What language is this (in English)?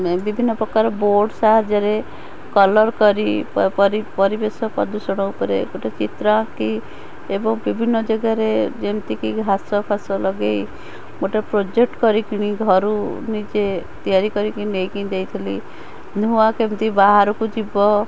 Odia